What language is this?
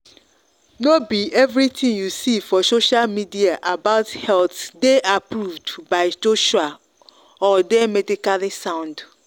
Nigerian Pidgin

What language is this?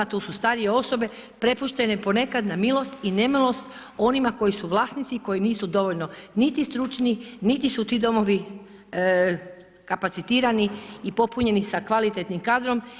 Croatian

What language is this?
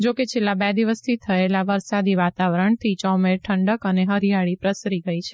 Gujarati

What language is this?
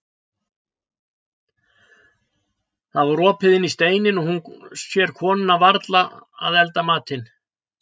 Icelandic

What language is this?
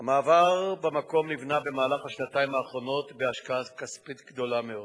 Hebrew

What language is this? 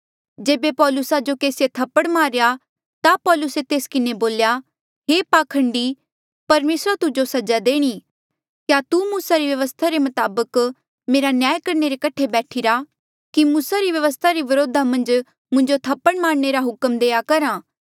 Mandeali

